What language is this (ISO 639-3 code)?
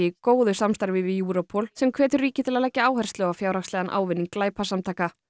isl